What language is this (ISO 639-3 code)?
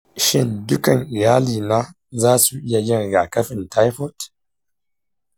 hau